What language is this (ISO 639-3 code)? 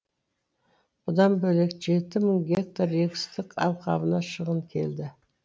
kaz